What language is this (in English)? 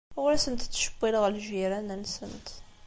Kabyle